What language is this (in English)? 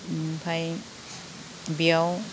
Bodo